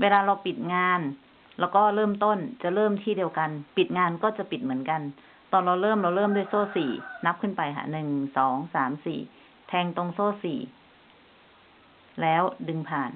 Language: Thai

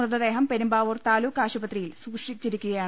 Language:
Malayalam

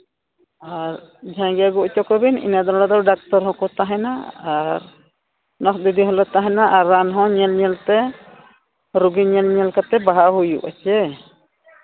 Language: Santali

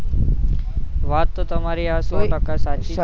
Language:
Gujarati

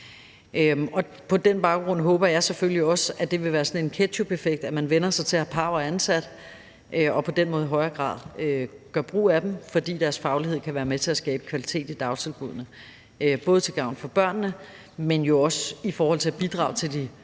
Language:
Danish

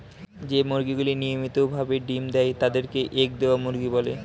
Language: Bangla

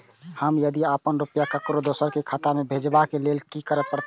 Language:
Maithili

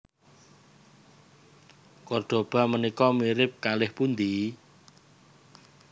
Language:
Javanese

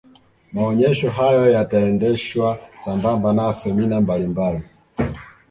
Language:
Swahili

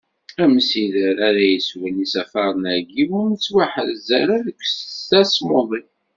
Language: Kabyle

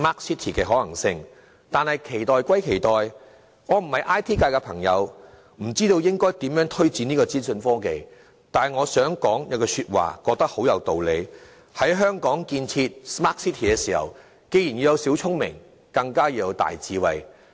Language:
Cantonese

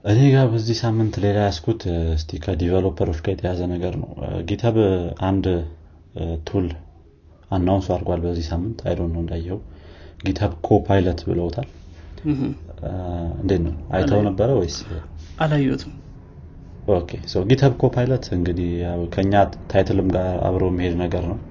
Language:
Amharic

